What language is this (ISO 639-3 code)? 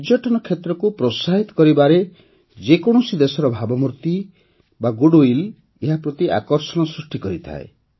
ori